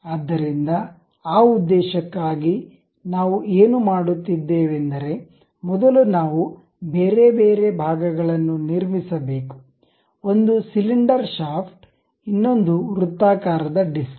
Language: Kannada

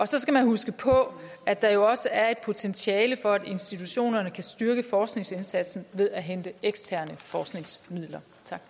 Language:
Danish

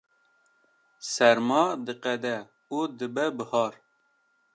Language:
Kurdish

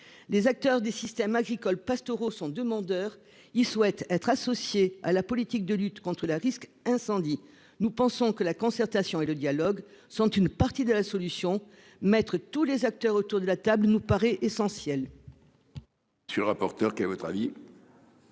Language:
French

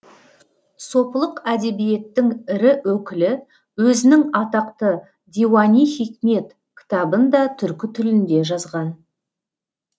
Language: Kazakh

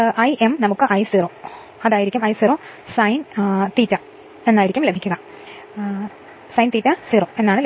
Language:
Malayalam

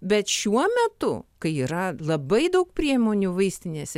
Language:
Lithuanian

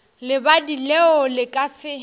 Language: Northern Sotho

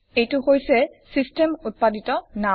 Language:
Assamese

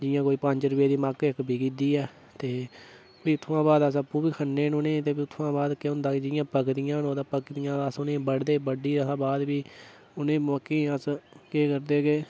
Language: Dogri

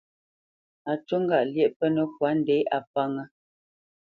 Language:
Bamenyam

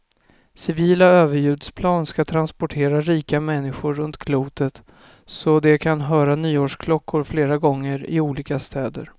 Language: Swedish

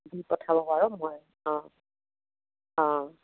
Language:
Assamese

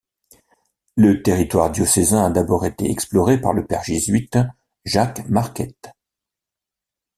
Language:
French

